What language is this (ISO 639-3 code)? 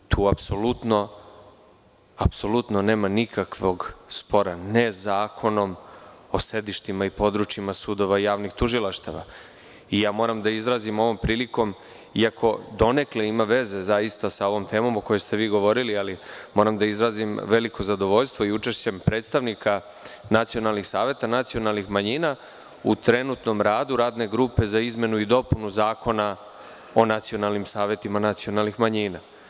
srp